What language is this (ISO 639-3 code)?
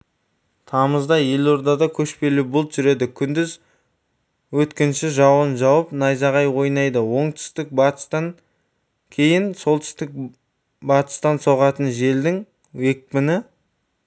kaz